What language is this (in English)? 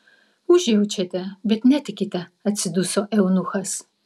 Lithuanian